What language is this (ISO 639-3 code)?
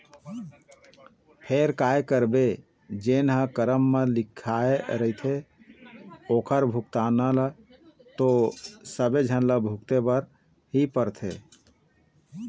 hne